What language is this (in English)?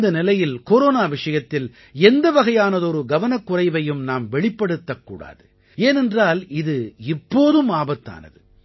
Tamil